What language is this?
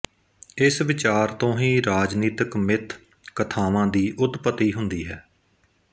Punjabi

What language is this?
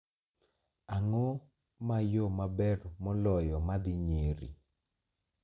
Luo (Kenya and Tanzania)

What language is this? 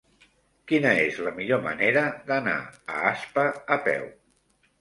Catalan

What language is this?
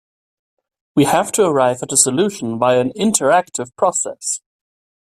English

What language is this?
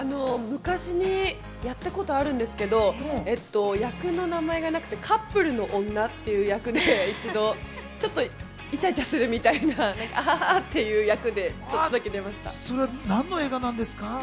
Japanese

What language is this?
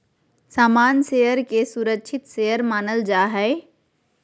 Magahi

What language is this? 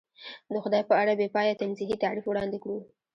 Pashto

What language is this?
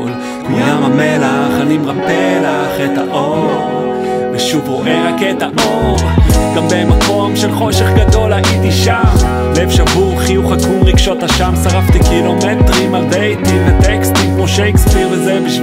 Hebrew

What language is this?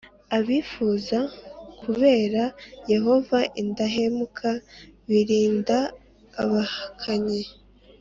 Kinyarwanda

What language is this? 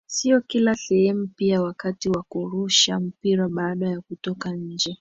Swahili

